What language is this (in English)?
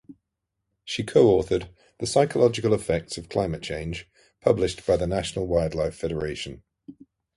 English